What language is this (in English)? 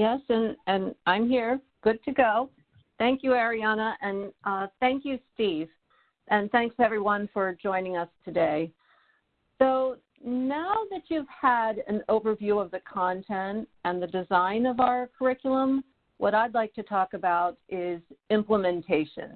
English